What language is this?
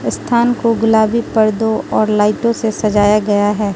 Hindi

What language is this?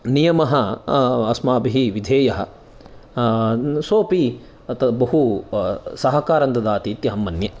Sanskrit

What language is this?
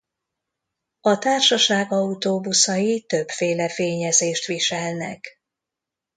Hungarian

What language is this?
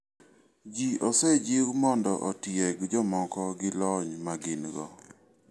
Luo (Kenya and Tanzania)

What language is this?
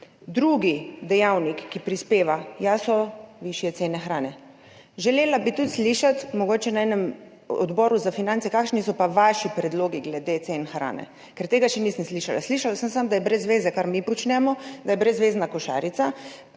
Slovenian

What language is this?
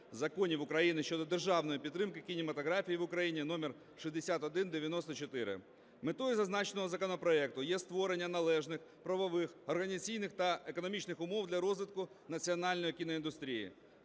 Ukrainian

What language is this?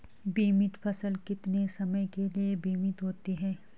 Hindi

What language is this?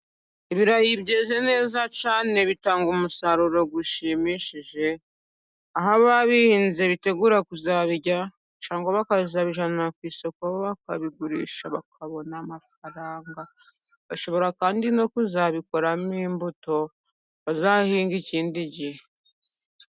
Kinyarwanda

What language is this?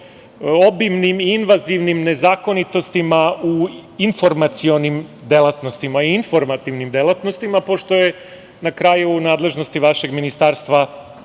Serbian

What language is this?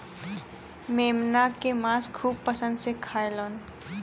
Bhojpuri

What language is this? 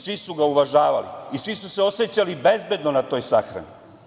Serbian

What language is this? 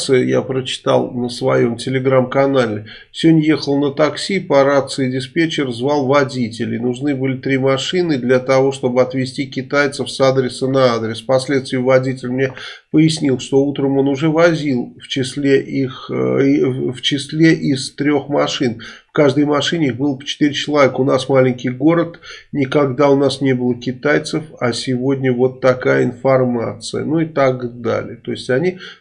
Russian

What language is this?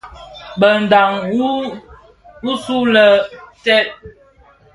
Bafia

